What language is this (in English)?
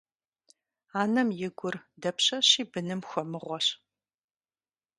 Kabardian